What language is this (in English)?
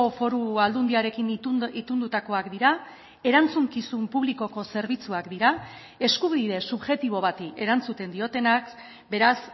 Basque